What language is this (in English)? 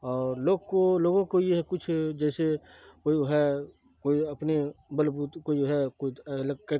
Urdu